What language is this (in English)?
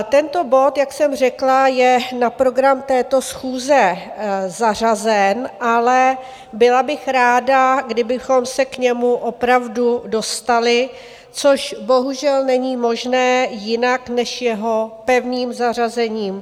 Czech